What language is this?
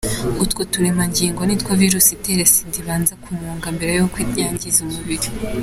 Kinyarwanda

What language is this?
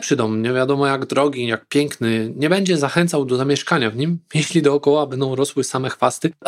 Polish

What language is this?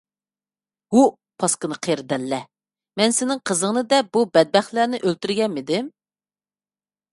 Uyghur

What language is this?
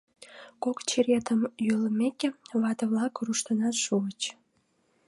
Mari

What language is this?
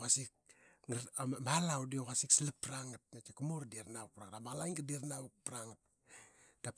Qaqet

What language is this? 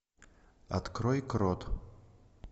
Russian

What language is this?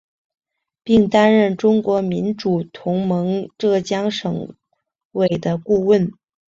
Chinese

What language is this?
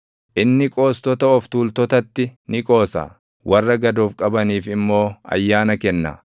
Oromo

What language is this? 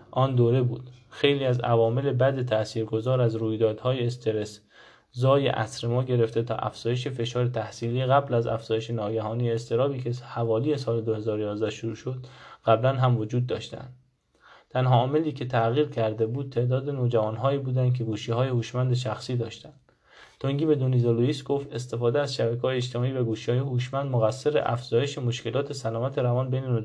Persian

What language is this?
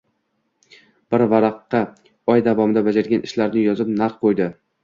Uzbek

